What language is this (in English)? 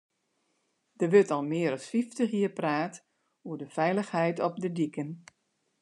Western Frisian